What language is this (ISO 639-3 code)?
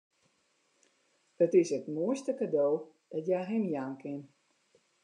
fry